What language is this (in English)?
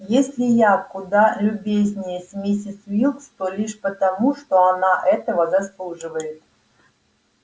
Russian